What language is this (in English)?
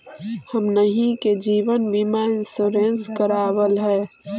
Magahi